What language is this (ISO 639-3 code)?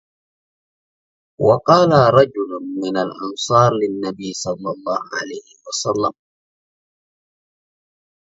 ara